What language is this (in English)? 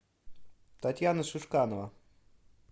Russian